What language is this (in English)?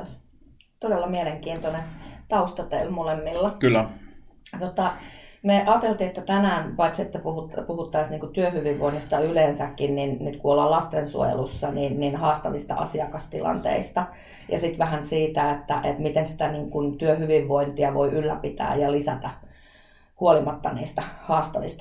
Finnish